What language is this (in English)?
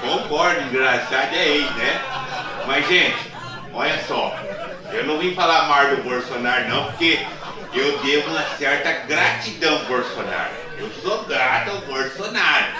Portuguese